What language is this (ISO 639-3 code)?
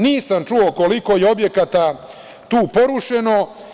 srp